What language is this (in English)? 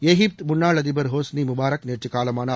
Tamil